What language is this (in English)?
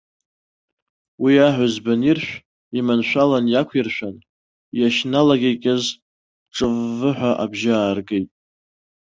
Abkhazian